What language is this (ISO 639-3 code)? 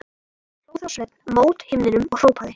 isl